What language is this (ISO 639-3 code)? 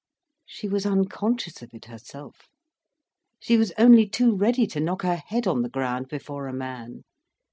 eng